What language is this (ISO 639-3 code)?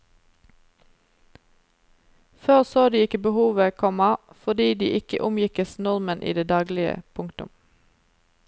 nor